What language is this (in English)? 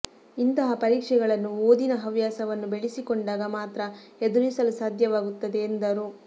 Kannada